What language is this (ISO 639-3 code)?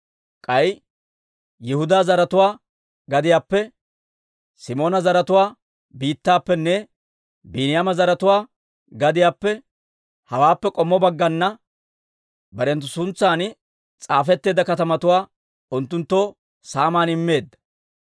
dwr